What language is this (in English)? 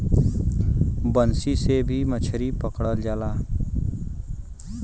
Bhojpuri